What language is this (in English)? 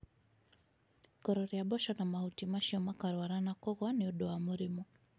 Kikuyu